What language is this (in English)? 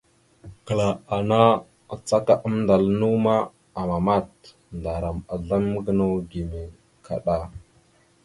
Mada (Cameroon)